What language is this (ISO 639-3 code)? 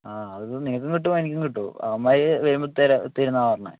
mal